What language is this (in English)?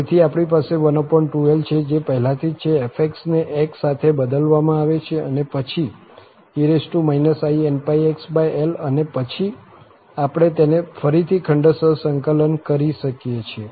Gujarati